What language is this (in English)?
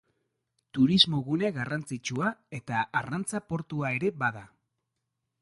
Basque